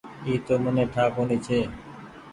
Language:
Goaria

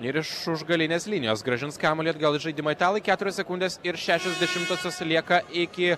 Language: Lithuanian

